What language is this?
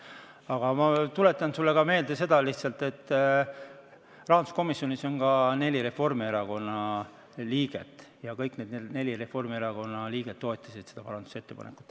Estonian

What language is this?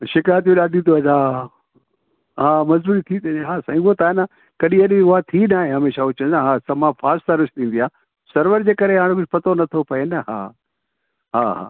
Sindhi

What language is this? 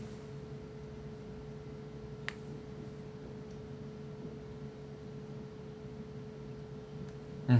English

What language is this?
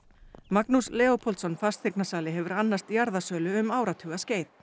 Icelandic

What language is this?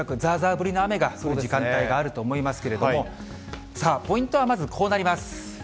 Japanese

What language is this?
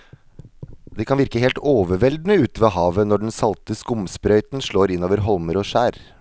Norwegian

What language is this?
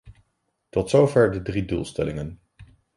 Dutch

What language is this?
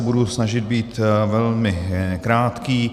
Czech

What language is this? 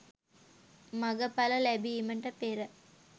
Sinhala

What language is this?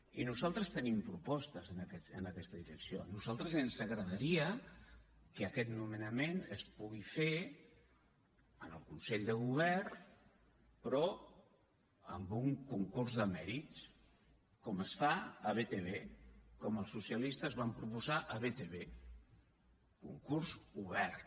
Catalan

